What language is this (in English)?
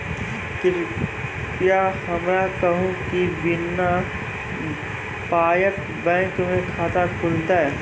Maithili